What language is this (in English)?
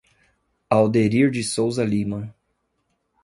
Portuguese